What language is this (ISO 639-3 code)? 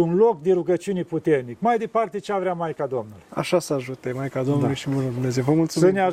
ron